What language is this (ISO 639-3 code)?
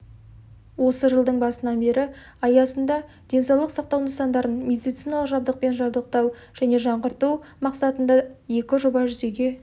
kaz